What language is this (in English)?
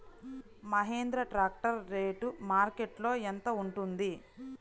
Telugu